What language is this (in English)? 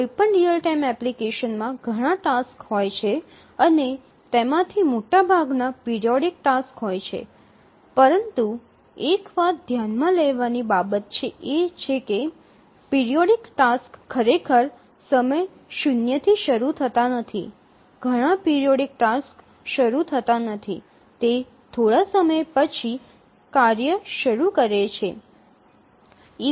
Gujarati